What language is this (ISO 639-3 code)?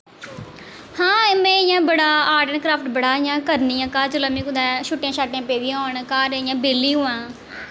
doi